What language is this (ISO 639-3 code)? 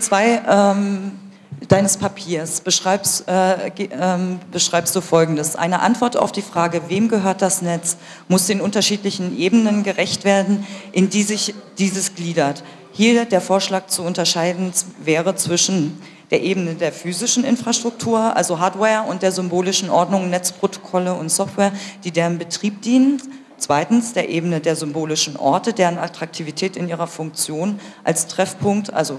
deu